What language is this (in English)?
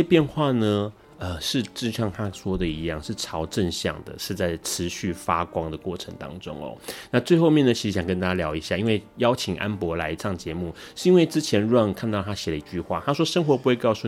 Chinese